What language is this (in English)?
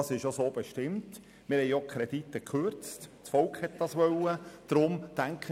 Swiss German